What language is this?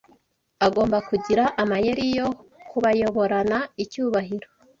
Kinyarwanda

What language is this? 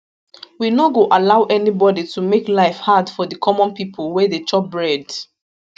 Nigerian Pidgin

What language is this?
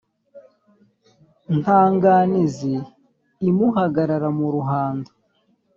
Kinyarwanda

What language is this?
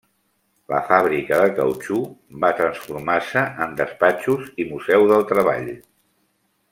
Catalan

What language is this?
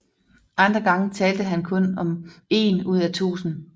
Danish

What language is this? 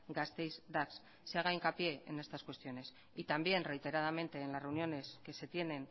Spanish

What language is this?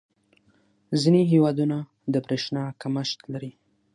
Pashto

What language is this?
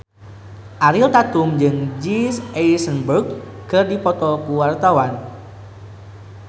Sundanese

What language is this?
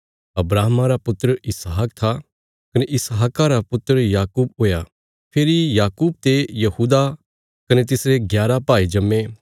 Bilaspuri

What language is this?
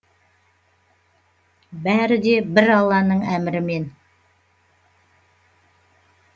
Kazakh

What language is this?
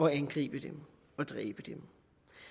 Danish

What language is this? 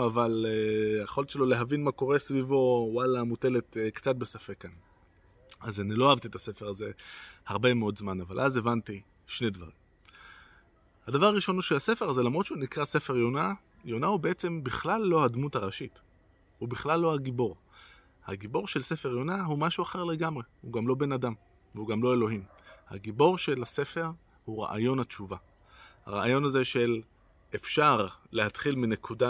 Hebrew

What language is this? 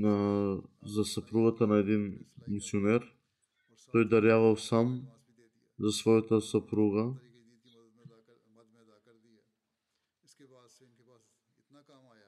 Bulgarian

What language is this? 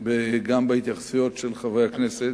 Hebrew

